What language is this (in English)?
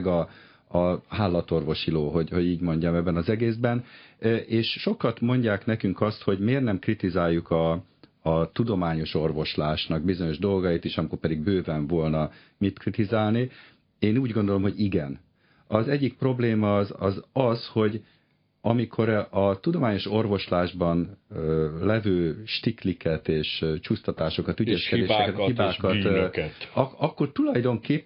Hungarian